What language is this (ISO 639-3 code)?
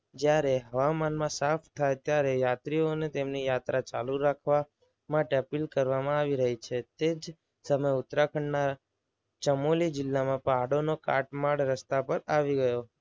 guj